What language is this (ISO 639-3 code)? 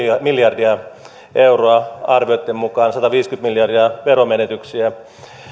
fin